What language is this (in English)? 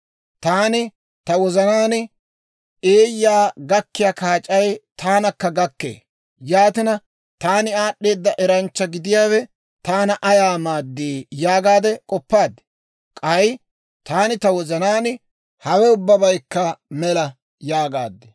Dawro